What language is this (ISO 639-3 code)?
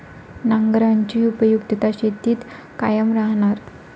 mar